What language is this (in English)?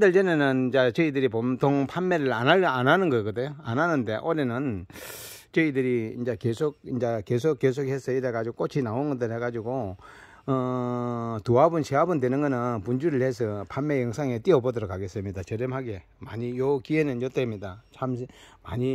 Korean